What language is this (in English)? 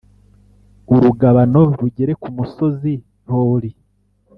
Kinyarwanda